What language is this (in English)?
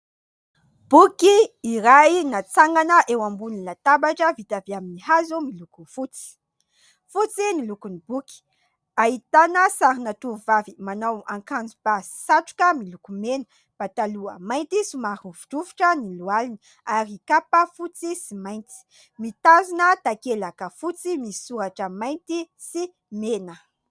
Malagasy